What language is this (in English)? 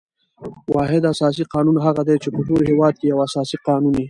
Pashto